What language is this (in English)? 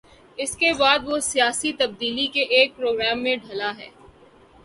Urdu